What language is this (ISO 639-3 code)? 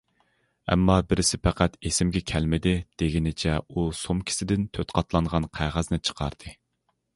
uig